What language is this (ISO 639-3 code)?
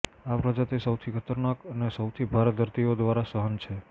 guj